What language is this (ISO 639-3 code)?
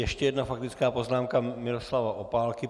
ces